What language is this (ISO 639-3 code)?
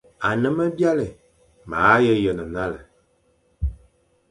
fan